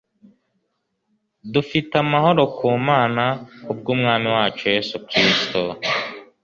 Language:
Kinyarwanda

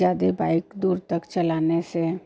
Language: Hindi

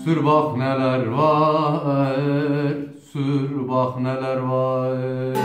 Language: Turkish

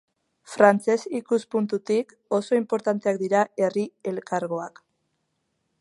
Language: Basque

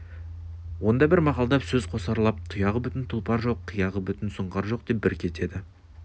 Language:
Kazakh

